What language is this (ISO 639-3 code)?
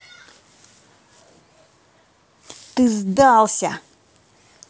rus